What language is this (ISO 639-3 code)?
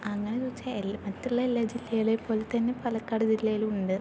mal